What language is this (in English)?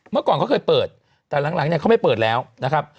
Thai